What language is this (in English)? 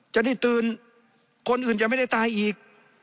Thai